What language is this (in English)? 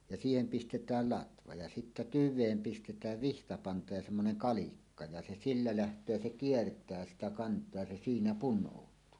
Finnish